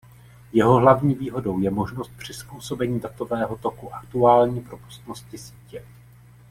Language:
Czech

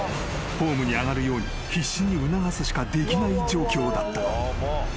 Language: Japanese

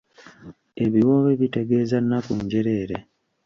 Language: Ganda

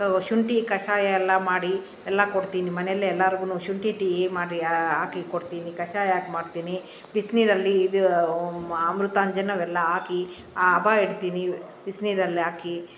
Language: Kannada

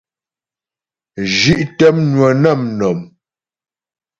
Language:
Ghomala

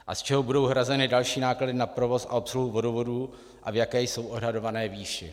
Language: Czech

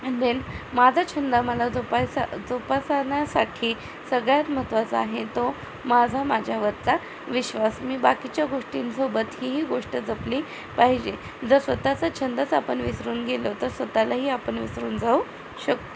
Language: Marathi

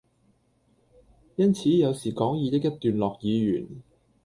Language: Cantonese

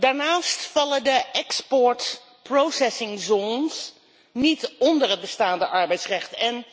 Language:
Dutch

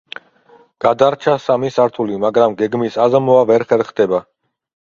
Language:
Georgian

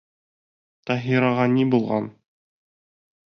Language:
Bashkir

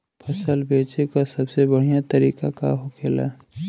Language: Bhojpuri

